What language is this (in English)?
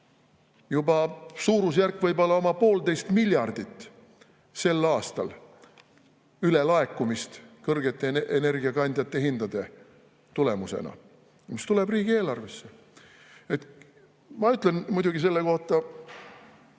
Estonian